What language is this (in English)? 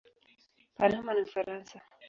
Swahili